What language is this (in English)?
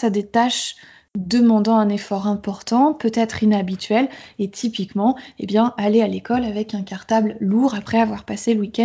French